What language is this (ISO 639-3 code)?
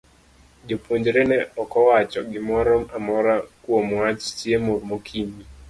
luo